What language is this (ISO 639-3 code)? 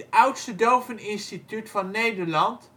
nld